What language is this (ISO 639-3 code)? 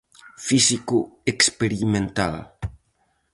glg